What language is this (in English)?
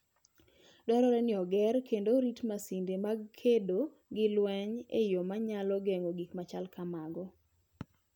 Luo (Kenya and Tanzania)